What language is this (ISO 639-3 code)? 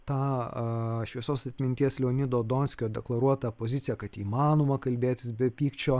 lit